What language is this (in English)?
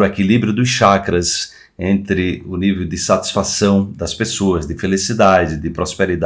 Portuguese